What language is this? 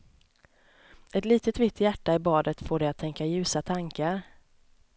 Swedish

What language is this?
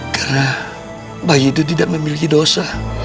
Indonesian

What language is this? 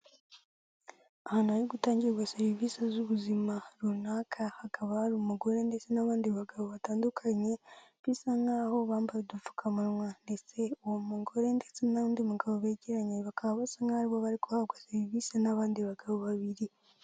Kinyarwanda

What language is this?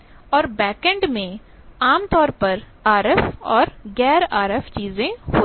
Hindi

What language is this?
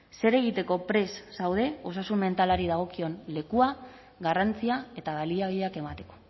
Basque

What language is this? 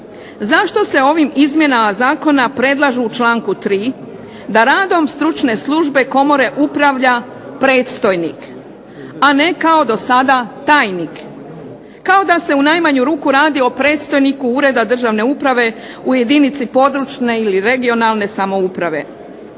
Croatian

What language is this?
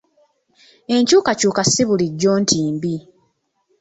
Ganda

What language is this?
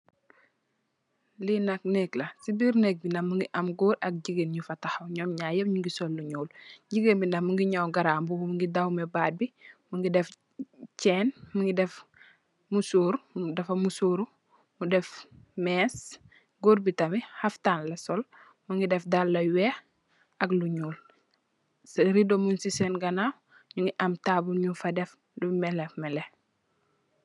Wolof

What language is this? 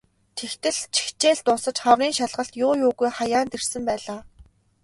Mongolian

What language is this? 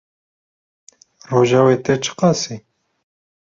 Kurdish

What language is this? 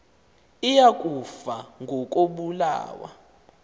Xhosa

